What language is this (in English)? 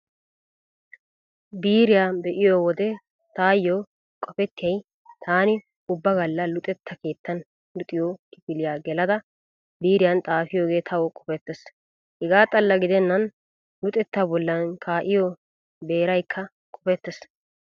Wolaytta